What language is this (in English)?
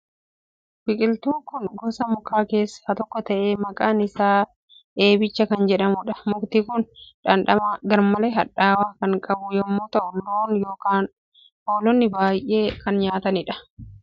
Oromo